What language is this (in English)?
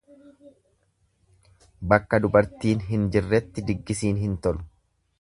Oromo